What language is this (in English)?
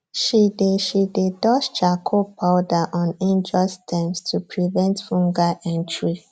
Nigerian Pidgin